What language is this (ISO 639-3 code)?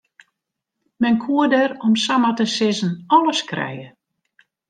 fry